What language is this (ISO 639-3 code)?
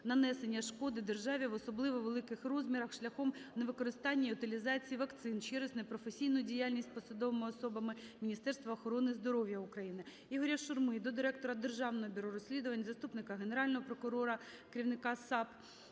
ukr